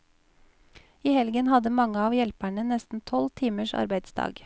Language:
Norwegian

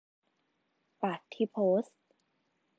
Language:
Thai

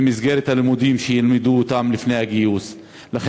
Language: Hebrew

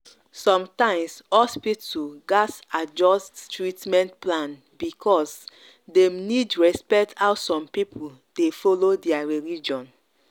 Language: Nigerian Pidgin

